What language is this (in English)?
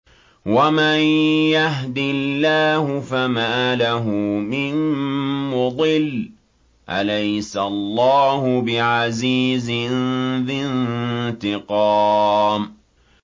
Arabic